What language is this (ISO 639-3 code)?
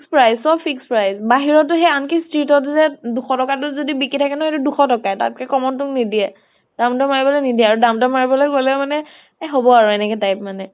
asm